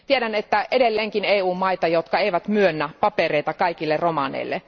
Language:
Finnish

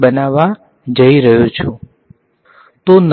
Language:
Gujarati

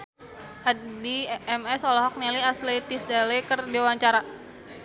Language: Sundanese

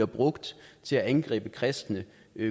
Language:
Danish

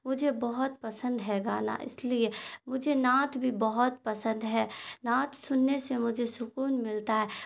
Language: Urdu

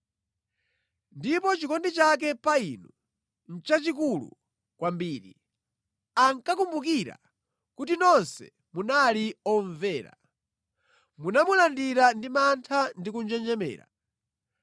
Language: Nyanja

